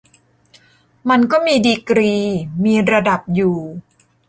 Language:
Thai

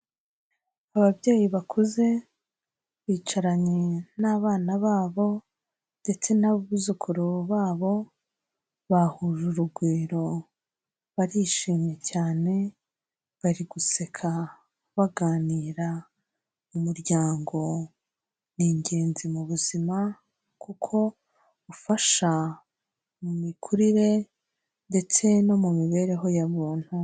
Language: Kinyarwanda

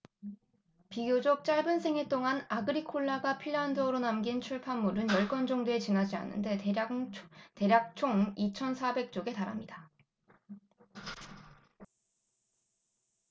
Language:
Korean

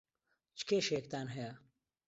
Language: Central Kurdish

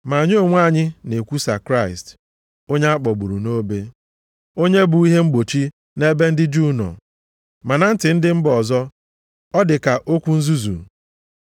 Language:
Igbo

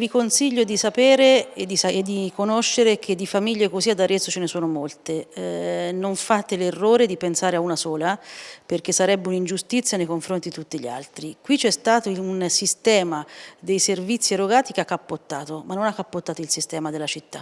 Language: Italian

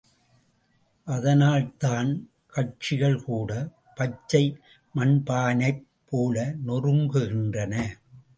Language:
Tamil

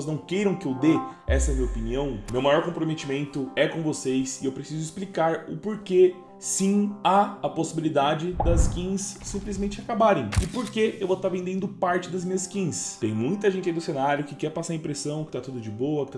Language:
Portuguese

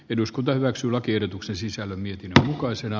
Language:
Finnish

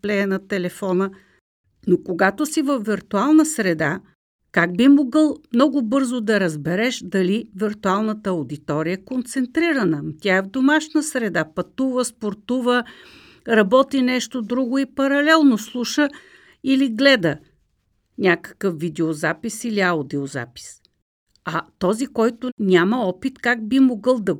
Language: Bulgarian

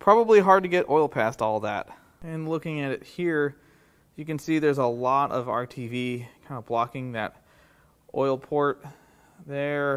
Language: English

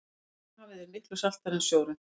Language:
Icelandic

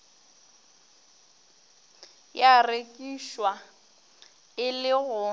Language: Northern Sotho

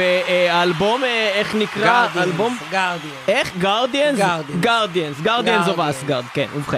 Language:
Hebrew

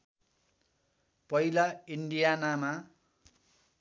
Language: Nepali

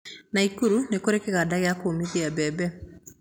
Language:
Kikuyu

